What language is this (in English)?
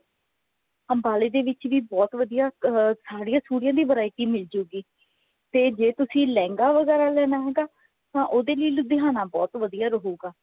Punjabi